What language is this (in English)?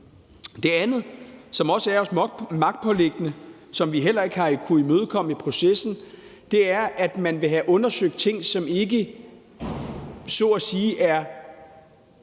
Danish